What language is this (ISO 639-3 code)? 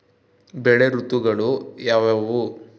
kan